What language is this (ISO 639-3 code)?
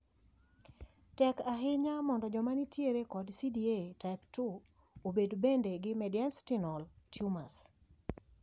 luo